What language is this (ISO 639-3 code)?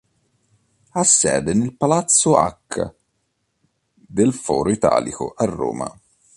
ita